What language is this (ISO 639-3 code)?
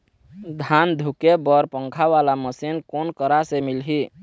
hne